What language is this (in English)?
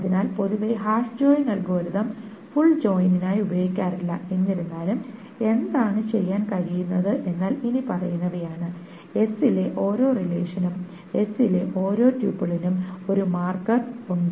Malayalam